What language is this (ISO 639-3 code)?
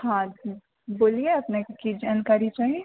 mai